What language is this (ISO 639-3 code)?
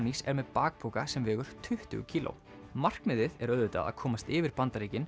isl